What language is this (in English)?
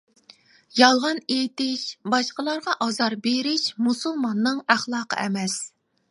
Uyghur